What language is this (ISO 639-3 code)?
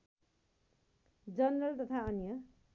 nep